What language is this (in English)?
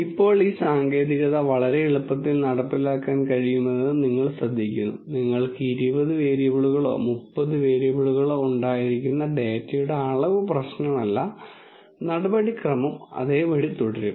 Malayalam